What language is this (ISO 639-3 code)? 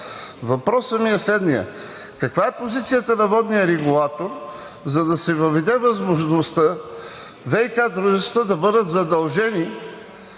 bul